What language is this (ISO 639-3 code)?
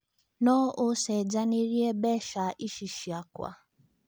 kik